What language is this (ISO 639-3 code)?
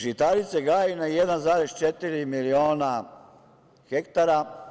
srp